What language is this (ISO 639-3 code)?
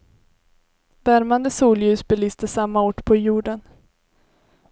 swe